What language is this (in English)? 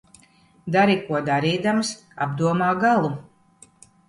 Latvian